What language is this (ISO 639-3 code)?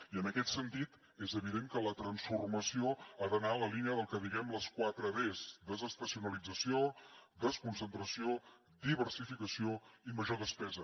cat